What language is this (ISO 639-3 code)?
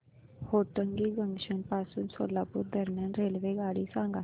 mar